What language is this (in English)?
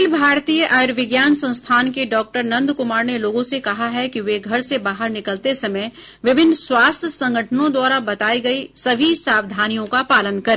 Hindi